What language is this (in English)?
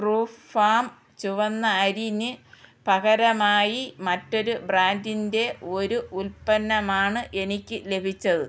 Malayalam